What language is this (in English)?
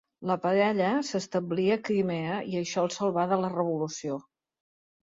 Catalan